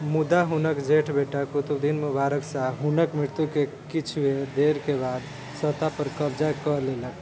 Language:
Maithili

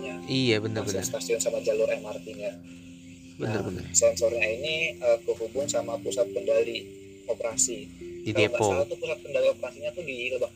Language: Indonesian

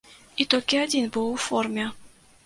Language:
Belarusian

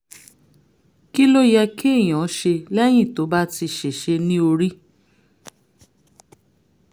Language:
Yoruba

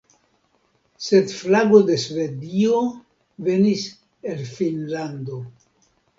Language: Esperanto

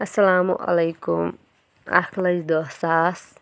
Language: Kashmiri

